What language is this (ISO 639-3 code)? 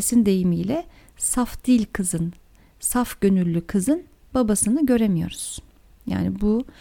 tur